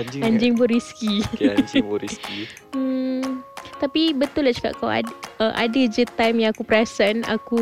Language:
Malay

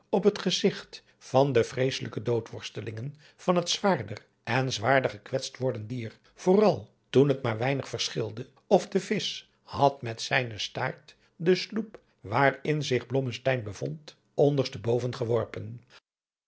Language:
Dutch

